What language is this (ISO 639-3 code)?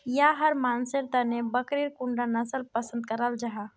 mag